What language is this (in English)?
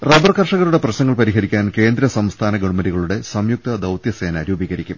Malayalam